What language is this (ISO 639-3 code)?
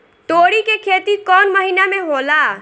bho